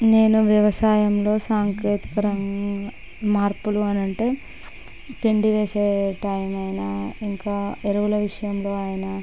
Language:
Telugu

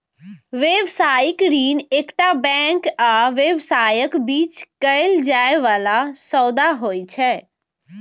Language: Maithili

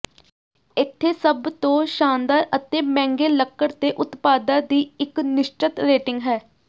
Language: Punjabi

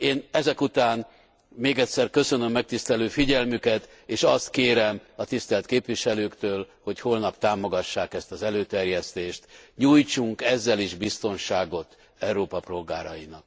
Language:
Hungarian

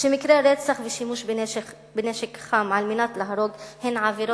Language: Hebrew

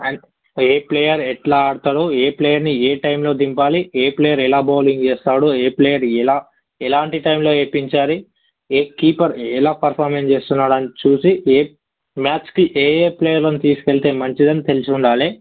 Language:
Telugu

